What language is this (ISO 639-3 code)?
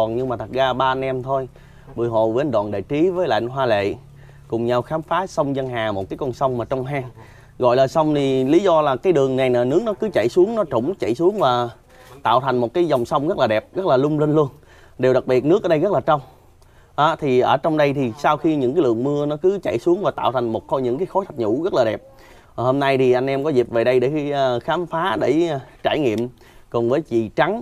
vie